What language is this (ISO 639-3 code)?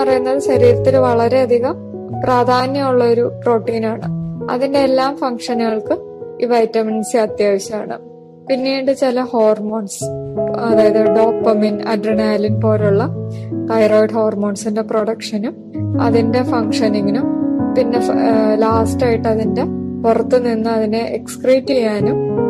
mal